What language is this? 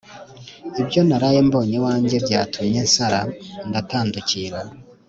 Kinyarwanda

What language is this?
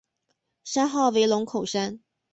Chinese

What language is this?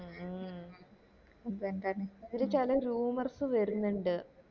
Malayalam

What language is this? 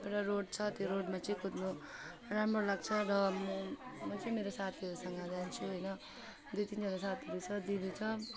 Nepali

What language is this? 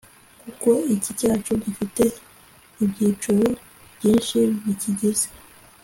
Kinyarwanda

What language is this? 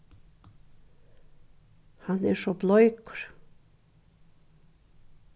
Faroese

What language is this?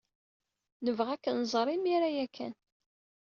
Kabyle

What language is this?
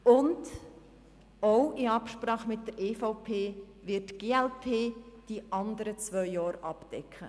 Swiss German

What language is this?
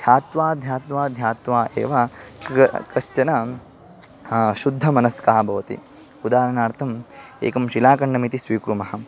Sanskrit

